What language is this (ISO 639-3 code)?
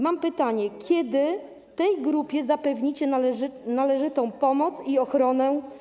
pol